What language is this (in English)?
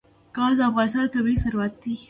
Pashto